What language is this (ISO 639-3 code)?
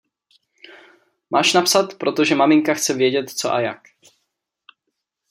ces